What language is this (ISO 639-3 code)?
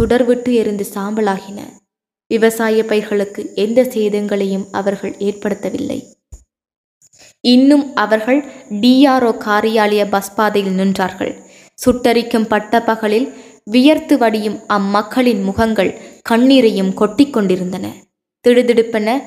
tam